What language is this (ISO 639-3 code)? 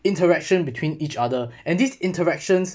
eng